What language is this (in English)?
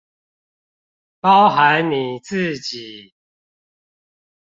Chinese